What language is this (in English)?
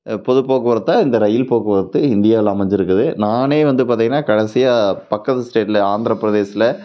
Tamil